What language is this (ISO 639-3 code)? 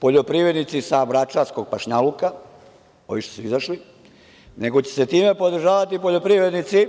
srp